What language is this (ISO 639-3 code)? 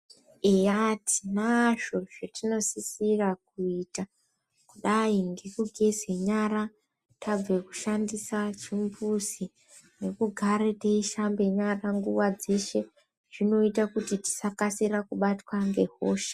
ndc